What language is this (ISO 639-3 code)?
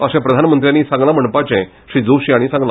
kok